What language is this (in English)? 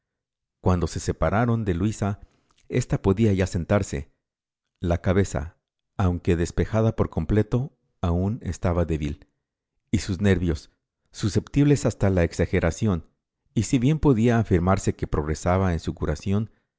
Spanish